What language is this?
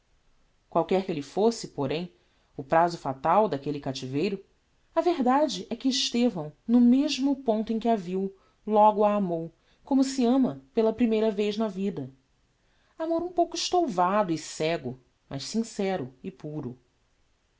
Portuguese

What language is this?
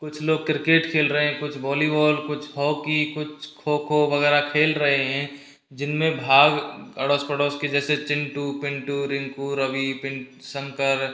Hindi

